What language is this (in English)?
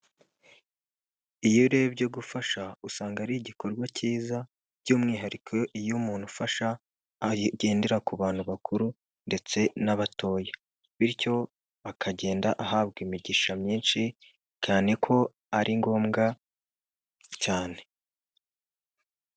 Kinyarwanda